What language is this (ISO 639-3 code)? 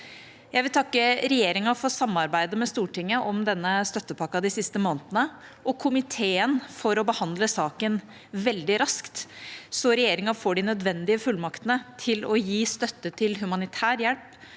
nor